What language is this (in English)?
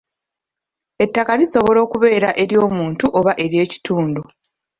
Ganda